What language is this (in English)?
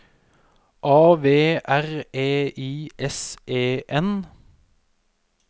Norwegian